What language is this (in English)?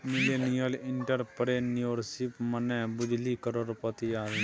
Maithili